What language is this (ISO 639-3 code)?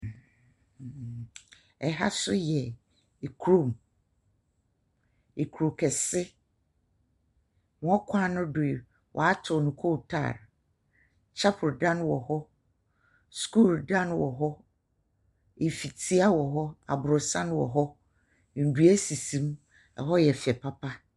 aka